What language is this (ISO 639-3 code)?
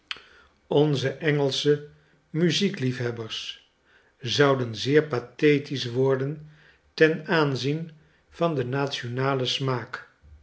nld